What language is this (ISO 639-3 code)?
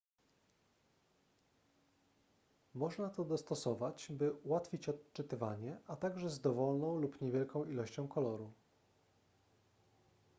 pol